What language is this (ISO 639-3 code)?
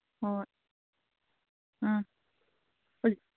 mni